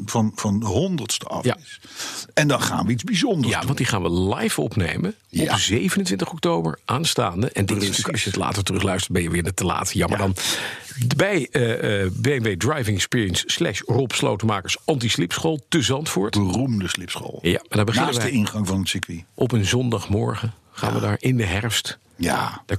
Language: Dutch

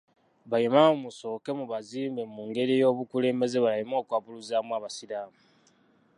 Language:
Ganda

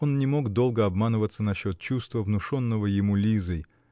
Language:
Russian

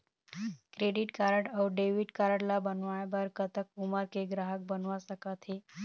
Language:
Chhattisgarhi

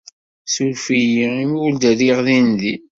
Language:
Kabyle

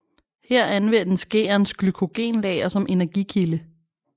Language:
Danish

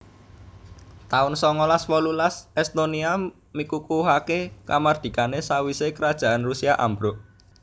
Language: Javanese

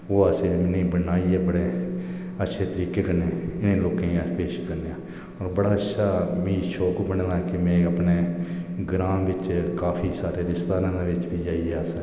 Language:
Dogri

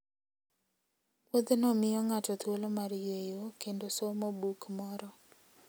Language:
Luo (Kenya and Tanzania)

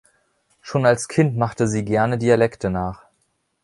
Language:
German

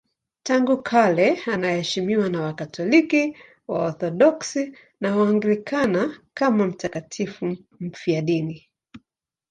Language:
Swahili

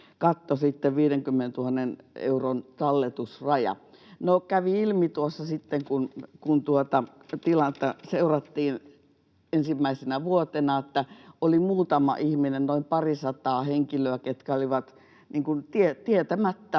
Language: Finnish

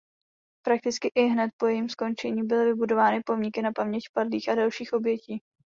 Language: Czech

